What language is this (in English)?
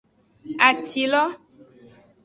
Aja (Benin)